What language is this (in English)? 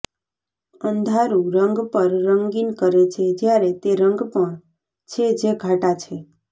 Gujarati